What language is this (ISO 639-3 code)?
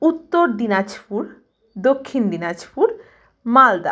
ben